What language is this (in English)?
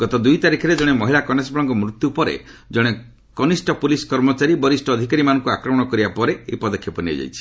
Odia